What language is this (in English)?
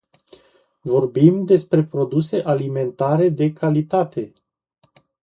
Romanian